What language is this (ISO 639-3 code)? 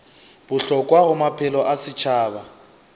nso